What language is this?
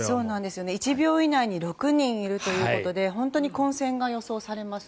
Japanese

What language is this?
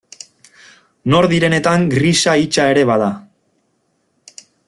Basque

